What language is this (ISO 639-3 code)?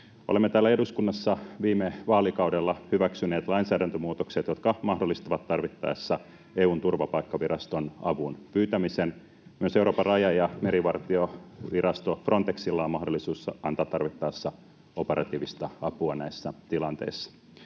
fin